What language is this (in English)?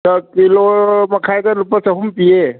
Manipuri